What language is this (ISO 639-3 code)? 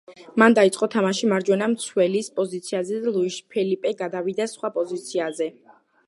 kat